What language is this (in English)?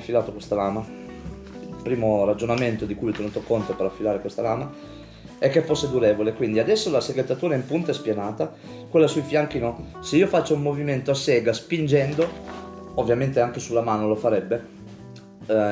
Italian